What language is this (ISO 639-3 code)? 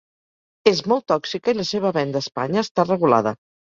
cat